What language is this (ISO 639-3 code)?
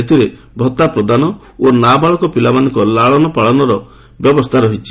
ori